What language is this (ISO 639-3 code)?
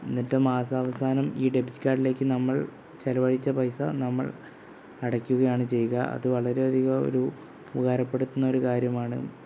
mal